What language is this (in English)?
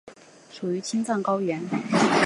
Chinese